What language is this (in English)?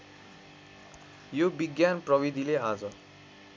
Nepali